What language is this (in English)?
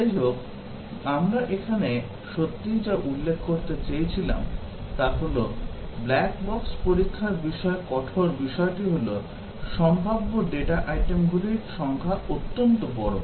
Bangla